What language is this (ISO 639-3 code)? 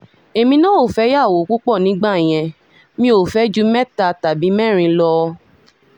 yor